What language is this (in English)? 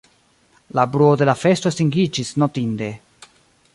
Esperanto